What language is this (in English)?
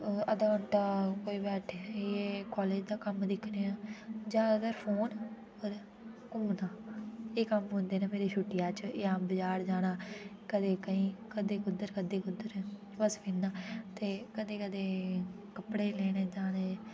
Dogri